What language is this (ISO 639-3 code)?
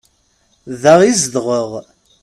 kab